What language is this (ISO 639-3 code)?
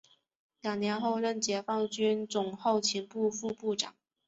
zho